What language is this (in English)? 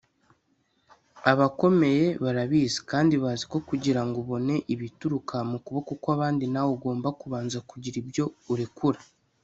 Kinyarwanda